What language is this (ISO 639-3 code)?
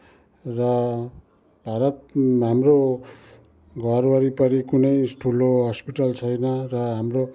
nep